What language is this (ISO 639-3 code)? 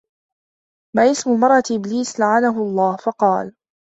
ara